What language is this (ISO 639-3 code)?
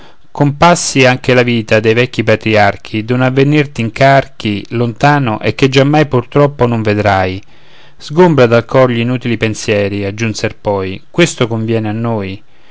ita